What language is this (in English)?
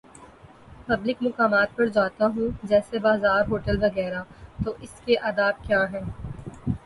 Urdu